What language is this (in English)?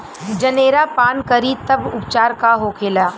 Bhojpuri